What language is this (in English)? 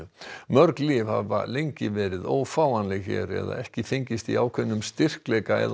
Icelandic